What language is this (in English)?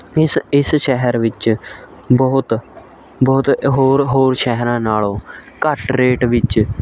Punjabi